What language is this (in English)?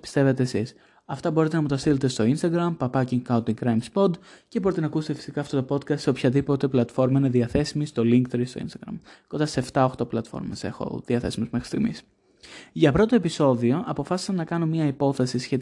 Greek